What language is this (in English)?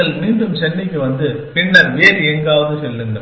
Tamil